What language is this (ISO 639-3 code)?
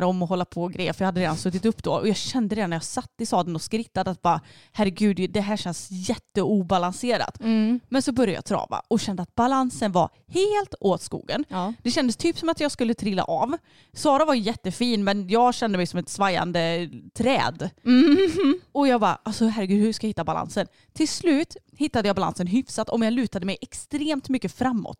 swe